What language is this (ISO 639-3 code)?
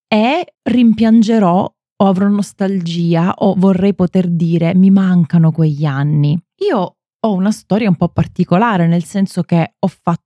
ita